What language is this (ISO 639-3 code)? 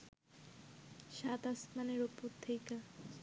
ben